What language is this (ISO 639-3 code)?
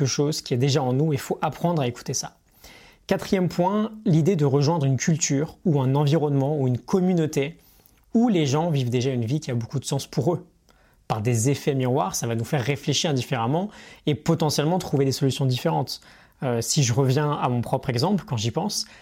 fra